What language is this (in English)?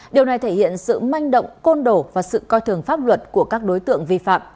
Vietnamese